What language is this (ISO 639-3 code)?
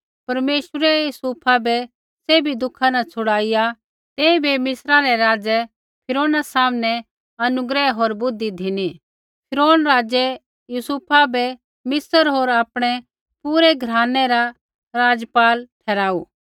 kfx